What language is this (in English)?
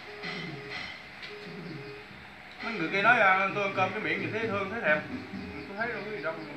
Vietnamese